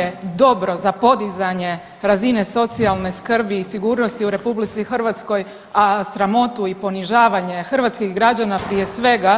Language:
Croatian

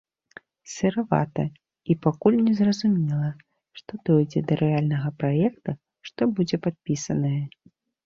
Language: Belarusian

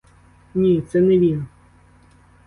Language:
Ukrainian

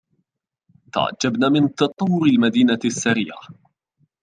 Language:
Arabic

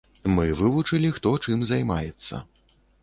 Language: Belarusian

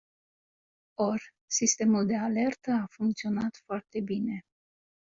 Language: Romanian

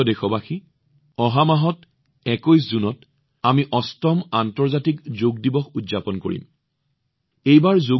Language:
Assamese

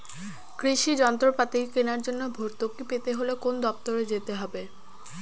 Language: Bangla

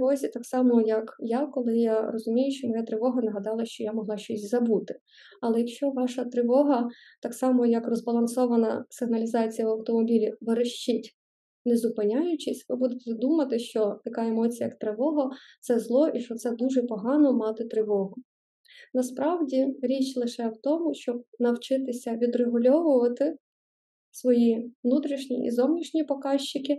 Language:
Ukrainian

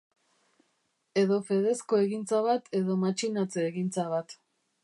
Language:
Basque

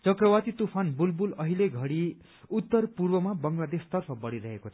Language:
Nepali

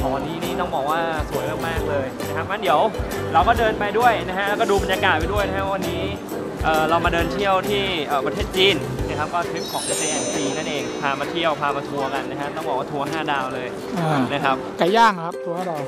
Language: Thai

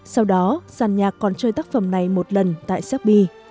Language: Vietnamese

